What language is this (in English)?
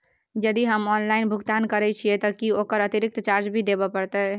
Maithili